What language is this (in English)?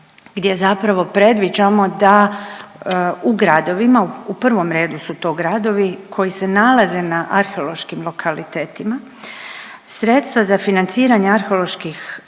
Croatian